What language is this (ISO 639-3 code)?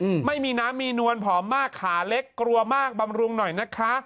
tha